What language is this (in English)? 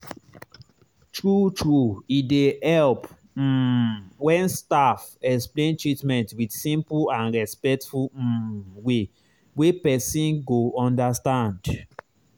Nigerian Pidgin